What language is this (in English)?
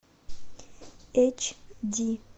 Russian